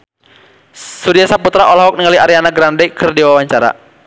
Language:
Sundanese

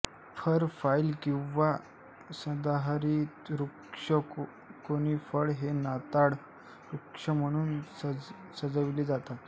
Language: Marathi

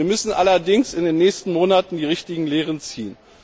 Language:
German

